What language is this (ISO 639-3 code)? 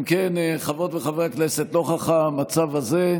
heb